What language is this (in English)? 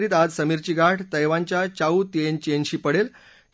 Marathi